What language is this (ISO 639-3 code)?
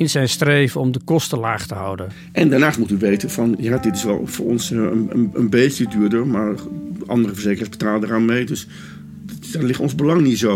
nld